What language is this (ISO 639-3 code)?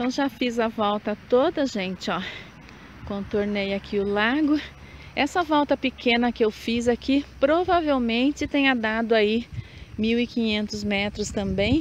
por